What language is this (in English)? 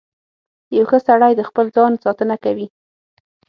Pashto